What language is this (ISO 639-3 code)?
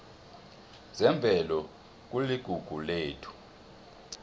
nbl